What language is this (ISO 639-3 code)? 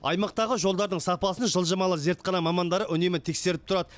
kaz